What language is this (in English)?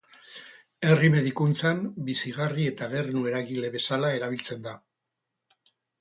Basque